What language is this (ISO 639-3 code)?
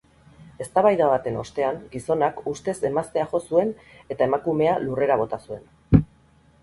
eus